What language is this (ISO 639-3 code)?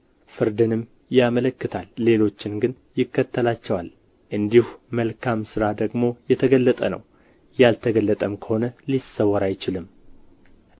amh